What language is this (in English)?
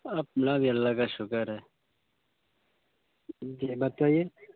Urdu